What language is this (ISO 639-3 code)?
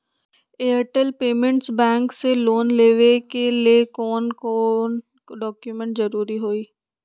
mag